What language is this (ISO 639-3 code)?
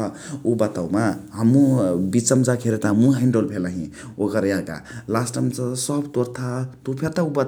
the